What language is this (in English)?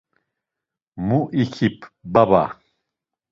Laz